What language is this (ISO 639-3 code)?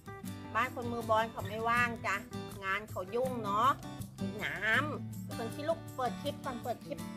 tha